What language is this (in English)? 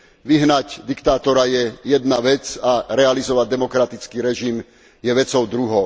Slovak